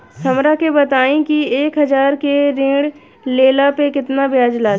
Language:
Bhojpuri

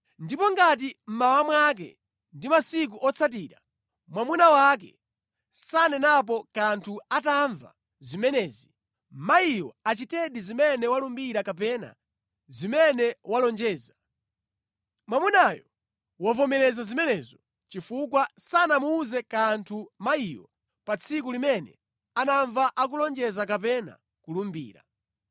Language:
Nyanja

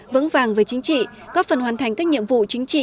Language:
Vietnamese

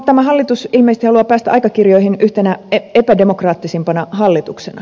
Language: Finnish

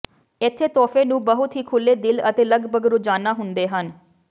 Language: Punjabi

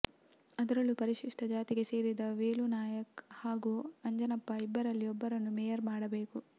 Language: Kannada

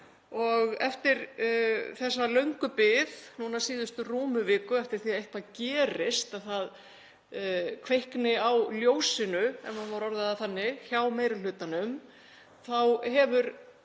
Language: Icelandic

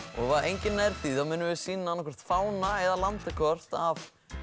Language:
Icelandic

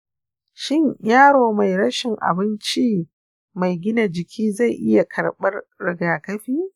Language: Hausa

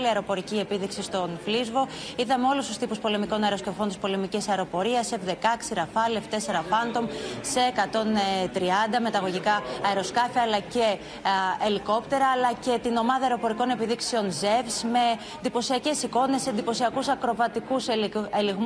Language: Greek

